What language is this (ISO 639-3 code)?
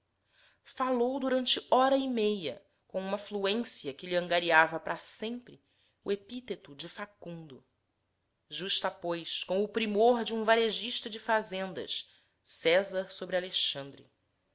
por